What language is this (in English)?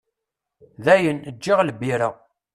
Kabyle